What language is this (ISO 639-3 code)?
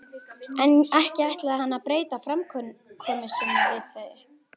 isl